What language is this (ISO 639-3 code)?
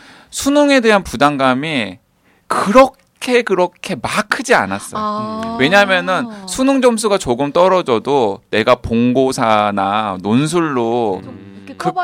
kor